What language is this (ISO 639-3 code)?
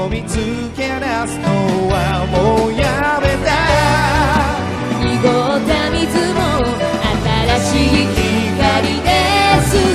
jpn